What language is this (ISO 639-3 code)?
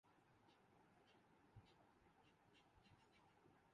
urd